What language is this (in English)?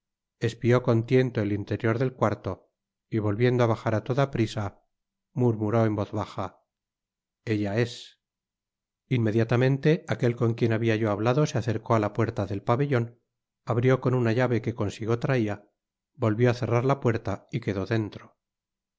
Spanish